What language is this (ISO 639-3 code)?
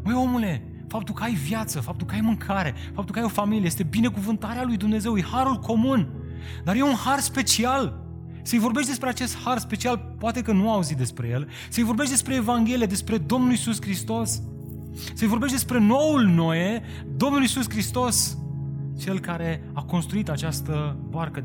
ron